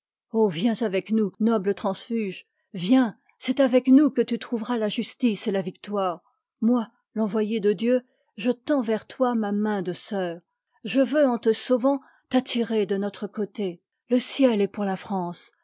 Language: French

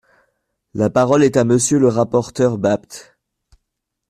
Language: French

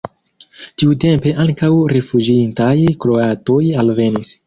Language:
Esperanto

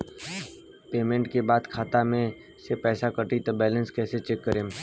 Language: Bhojpuri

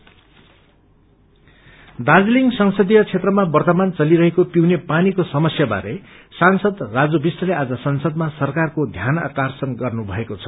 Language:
Nepali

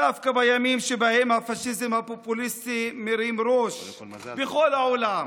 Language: Hebrew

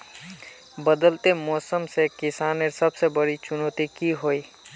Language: Magahi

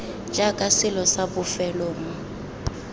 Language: Tswana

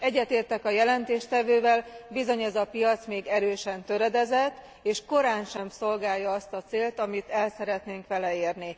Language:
Hungarian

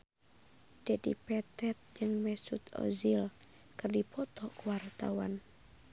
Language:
Sundanese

